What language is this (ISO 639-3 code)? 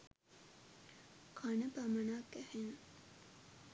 sin